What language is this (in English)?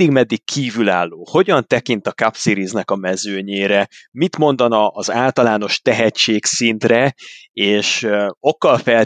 Hungarian